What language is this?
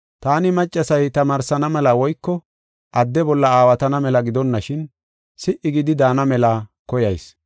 Gofa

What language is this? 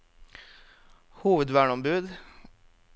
Norwegian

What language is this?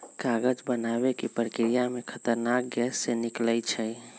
Magahi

